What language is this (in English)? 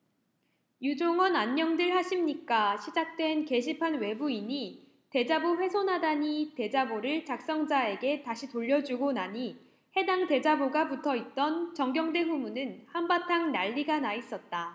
Korean